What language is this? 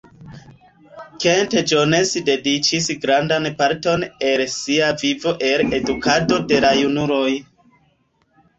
Esperanto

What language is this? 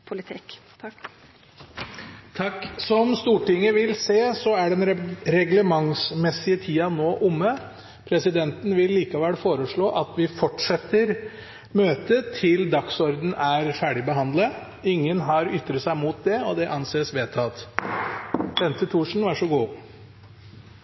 Norwegian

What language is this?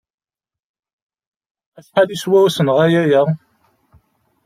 Kabyle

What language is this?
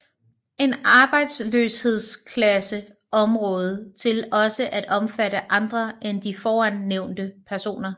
Danish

